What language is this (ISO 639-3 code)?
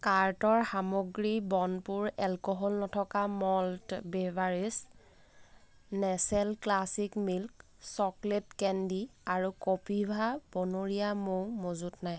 asm